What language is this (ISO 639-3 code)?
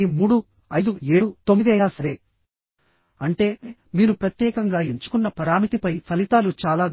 tel